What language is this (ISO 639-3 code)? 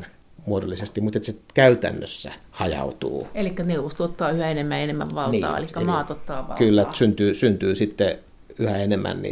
fin